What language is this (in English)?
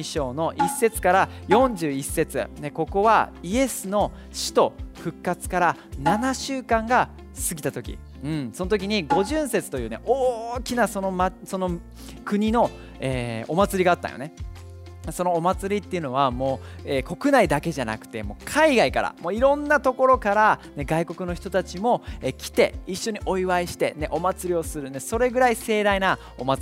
Japanese